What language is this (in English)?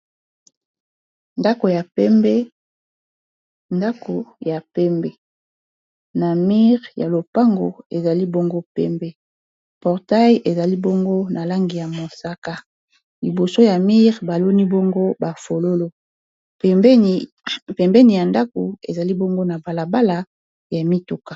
Lingala